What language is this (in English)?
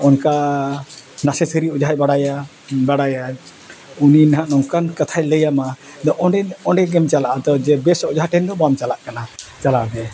Santali